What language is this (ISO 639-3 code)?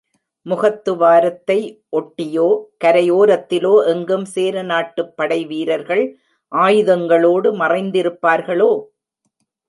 tam